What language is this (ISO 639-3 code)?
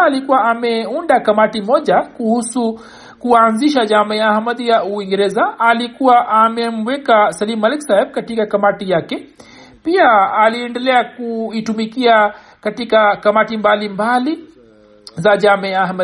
swa